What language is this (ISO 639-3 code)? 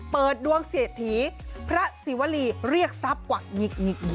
tha